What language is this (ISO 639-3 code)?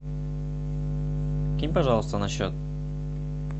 rus